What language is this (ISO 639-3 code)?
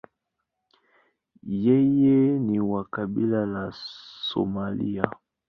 swa